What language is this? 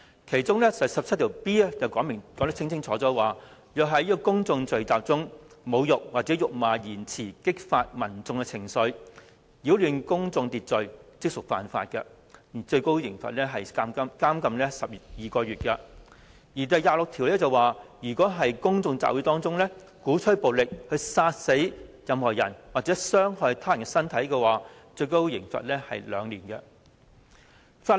Cantonese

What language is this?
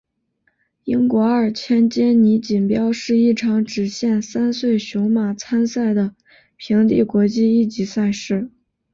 Chinese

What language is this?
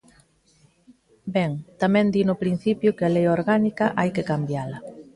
Galician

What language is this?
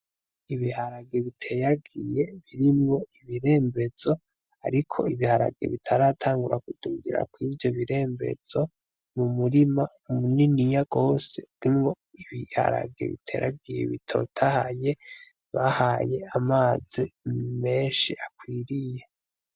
Rundi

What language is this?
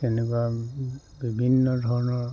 Assamese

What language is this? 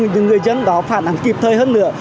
Vietnamese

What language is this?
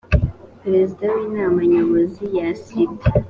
Kinyarwanda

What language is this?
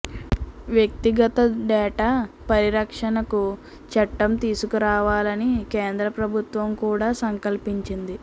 Telugu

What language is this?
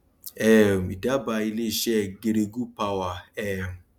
Yoruba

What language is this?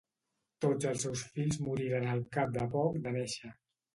Catalan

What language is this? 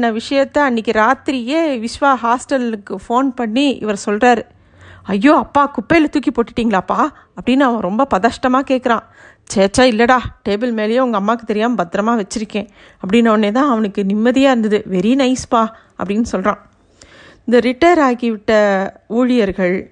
Tamil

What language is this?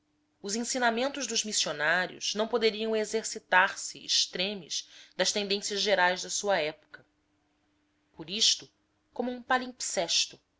Portuguese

